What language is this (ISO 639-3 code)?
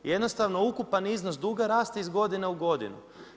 hrv